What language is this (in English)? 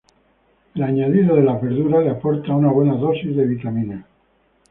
Spanish